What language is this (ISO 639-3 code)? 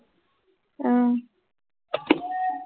asm